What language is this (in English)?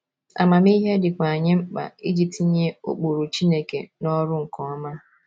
Igbo